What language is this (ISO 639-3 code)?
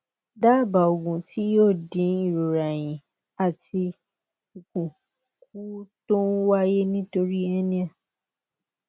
yor